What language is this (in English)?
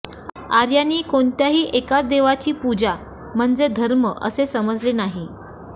Marathi